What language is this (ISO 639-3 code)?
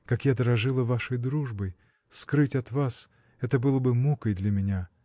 rus